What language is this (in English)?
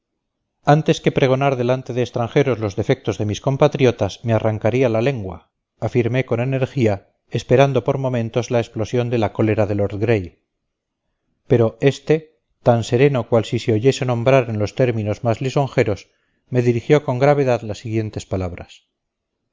Spanish